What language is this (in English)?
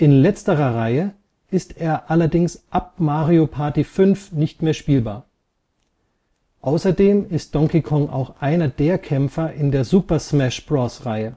German